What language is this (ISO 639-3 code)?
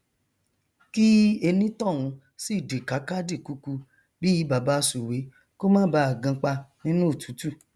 yor